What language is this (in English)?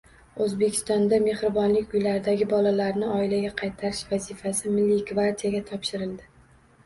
Uzbek